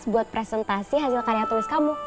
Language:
Indonesian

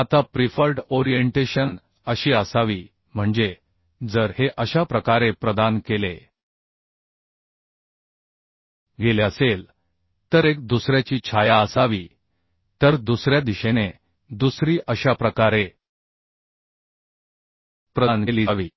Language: Marathi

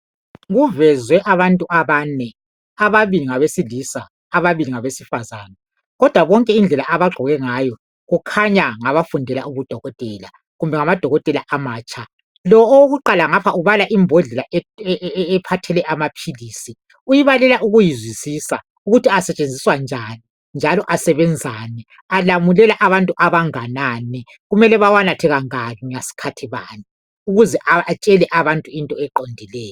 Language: North Ndebele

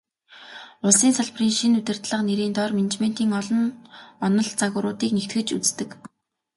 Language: Mongolian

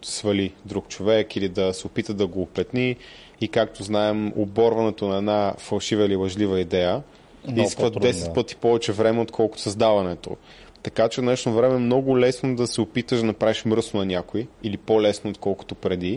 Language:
Bulgarian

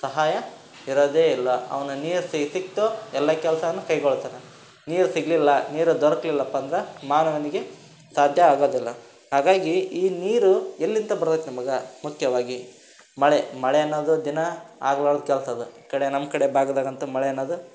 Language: Kannada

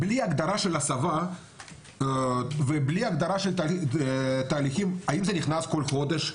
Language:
Hebrew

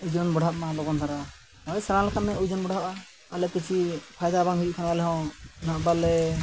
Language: Santali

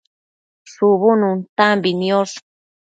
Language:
Matsés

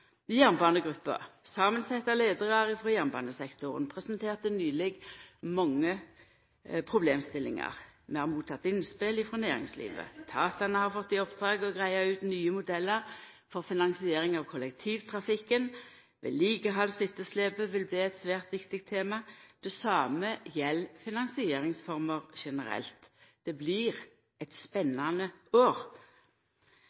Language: Norwegian Nynorsk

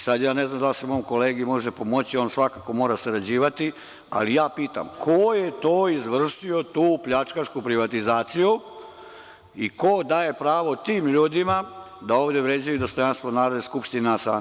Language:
Serbian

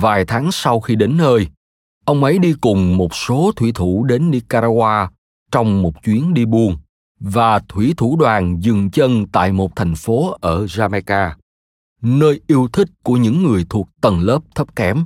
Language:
Vietnamese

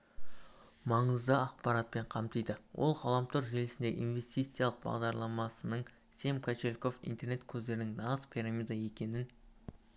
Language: Kazakh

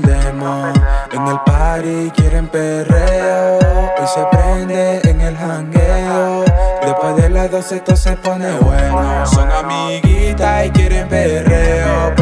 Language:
Italian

